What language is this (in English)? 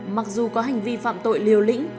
Vietnamese